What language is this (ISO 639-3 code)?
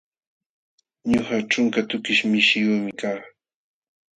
qxw